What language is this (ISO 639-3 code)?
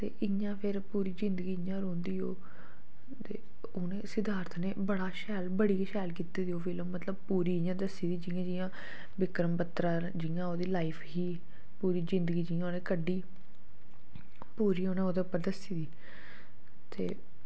doi